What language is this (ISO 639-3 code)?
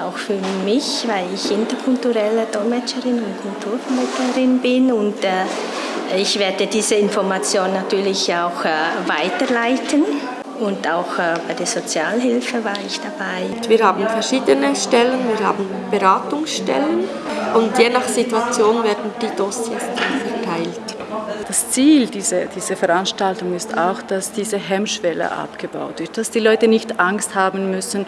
deu